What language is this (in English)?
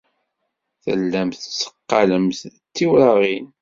Kabyle